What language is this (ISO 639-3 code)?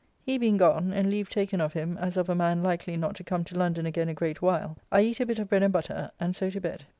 eng